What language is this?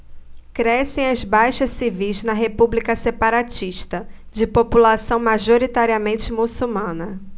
Portuguese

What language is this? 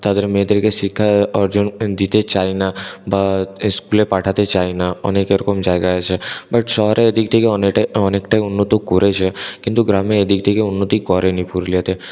Bangla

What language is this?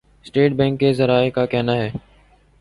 Urdu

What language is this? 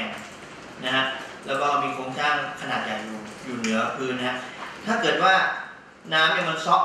Thai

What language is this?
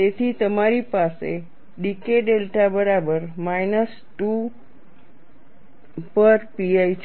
Gujarati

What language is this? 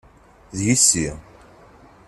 Kabyle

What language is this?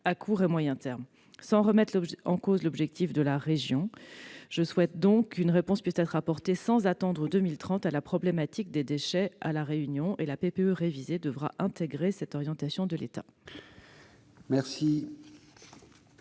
French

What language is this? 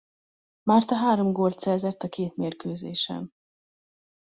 Hungarian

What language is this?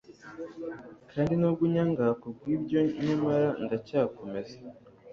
Kinyarwanda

